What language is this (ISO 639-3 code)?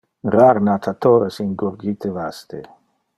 ina